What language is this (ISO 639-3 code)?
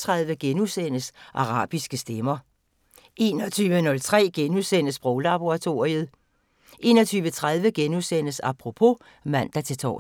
dan